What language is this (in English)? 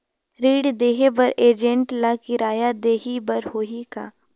Chhattisgarhi